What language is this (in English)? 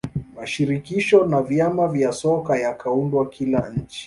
Swahili